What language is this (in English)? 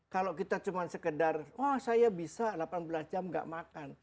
Indonesian